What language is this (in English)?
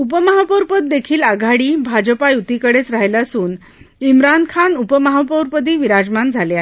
Marathi